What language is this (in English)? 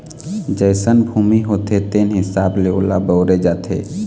Chhattisgarhi